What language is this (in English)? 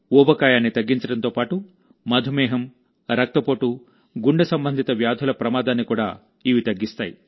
Telugu